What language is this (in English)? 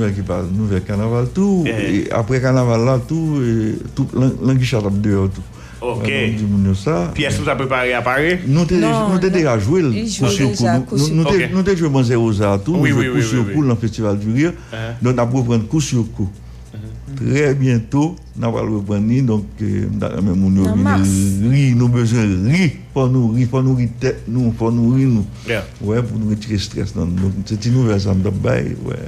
French